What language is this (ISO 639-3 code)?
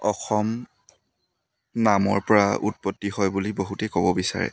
asm